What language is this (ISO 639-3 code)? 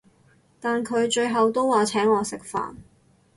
yue